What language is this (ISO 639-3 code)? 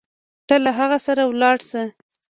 pus